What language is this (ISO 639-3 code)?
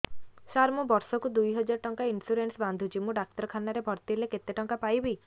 ori